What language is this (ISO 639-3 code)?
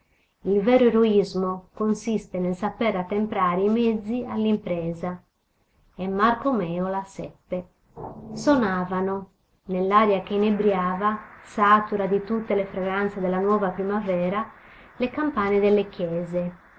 ita